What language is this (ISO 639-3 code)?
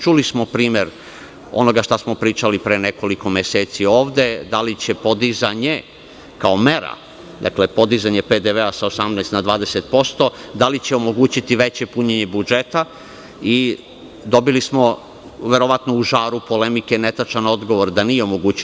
srp